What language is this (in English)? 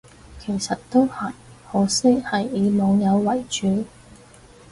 Cantonese